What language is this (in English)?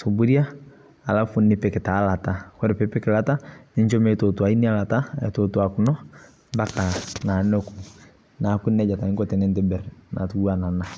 Masai